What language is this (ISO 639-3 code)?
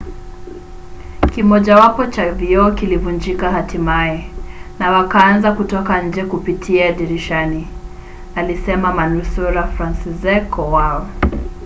swa